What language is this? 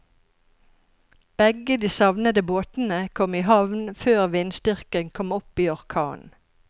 Norwegian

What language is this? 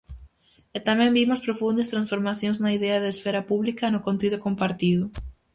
Galician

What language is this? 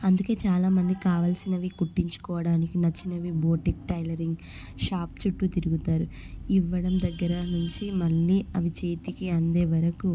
Telugu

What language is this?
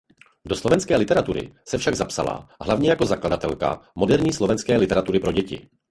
Czech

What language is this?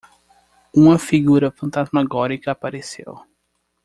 Portuguese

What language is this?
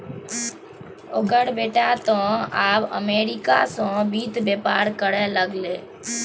Maithili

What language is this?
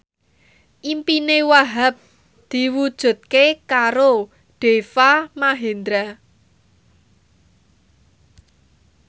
Javanese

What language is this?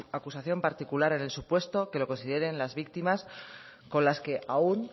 Spanish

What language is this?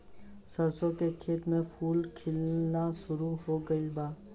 Bhojpuri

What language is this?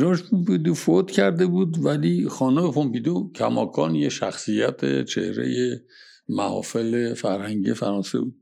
Persian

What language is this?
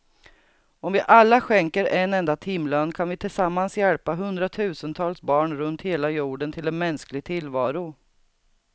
Swedish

